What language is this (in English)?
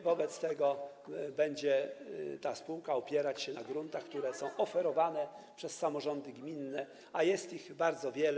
Polish